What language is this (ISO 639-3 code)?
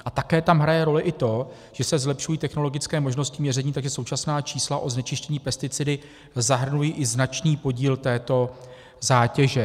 ces